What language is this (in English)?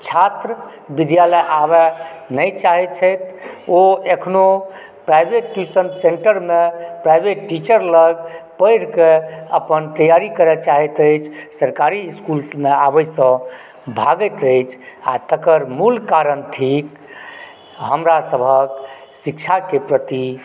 Maithili